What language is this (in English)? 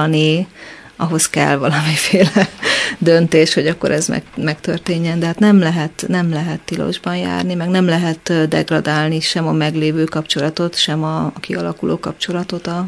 Hungarian